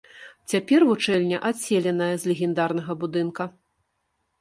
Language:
Belarusian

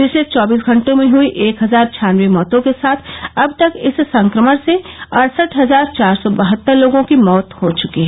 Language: Hindi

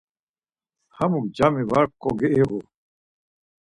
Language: Laz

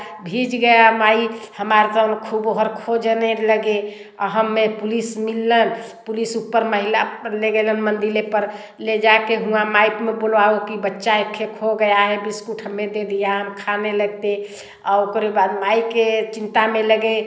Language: Hindi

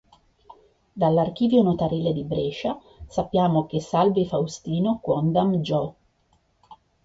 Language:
Italian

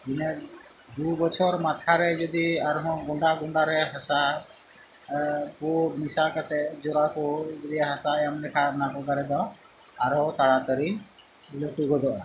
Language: Santali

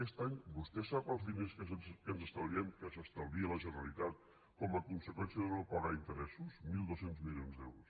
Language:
Catalan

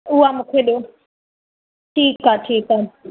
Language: Sindhi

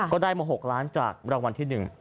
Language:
Thai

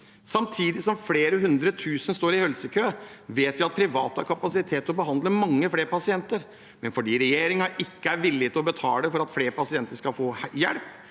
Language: Norwegian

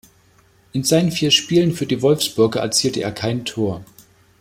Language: German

